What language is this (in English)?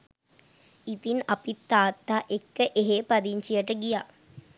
Sinhala